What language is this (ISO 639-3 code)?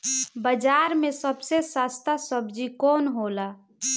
bho